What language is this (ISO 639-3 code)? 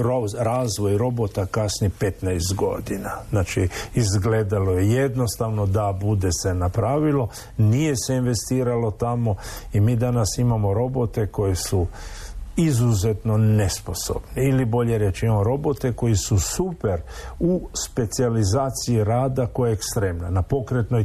hrv